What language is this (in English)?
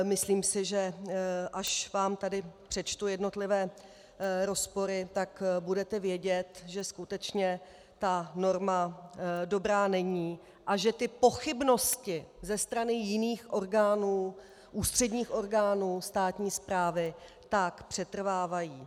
Czech